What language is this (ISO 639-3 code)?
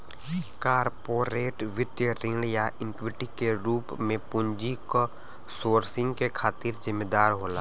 bho